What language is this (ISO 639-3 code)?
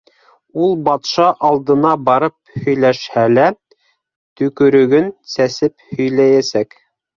bak